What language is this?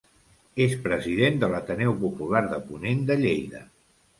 Catalan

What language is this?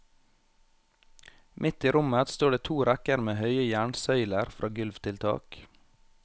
Norwegian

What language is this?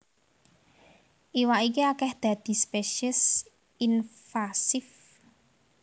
Javanese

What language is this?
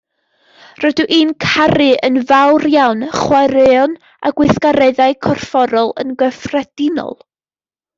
Welsh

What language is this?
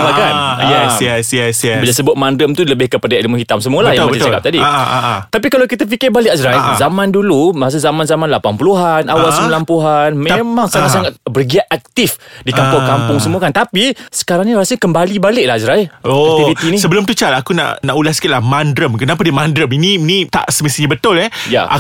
Malay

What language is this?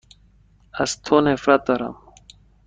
Persian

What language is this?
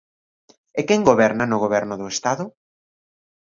Galician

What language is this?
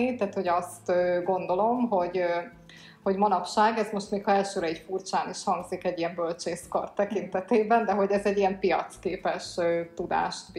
Hungarian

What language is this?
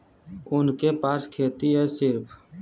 Bhojpuri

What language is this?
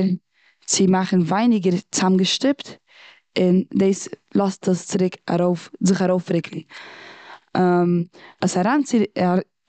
Yiddish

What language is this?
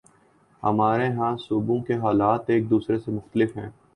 Urdu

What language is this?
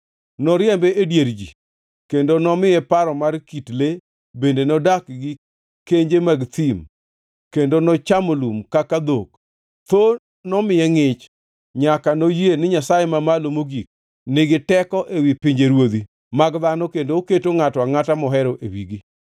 Luo (Kenya and Tanzania)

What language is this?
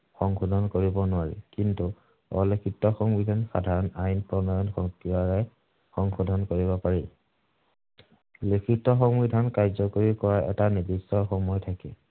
Assamese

